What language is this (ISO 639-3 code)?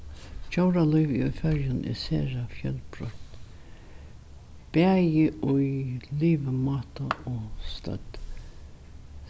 fao